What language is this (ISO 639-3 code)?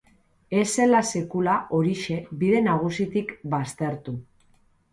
eus